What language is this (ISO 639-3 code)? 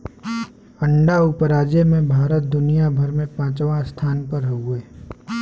bho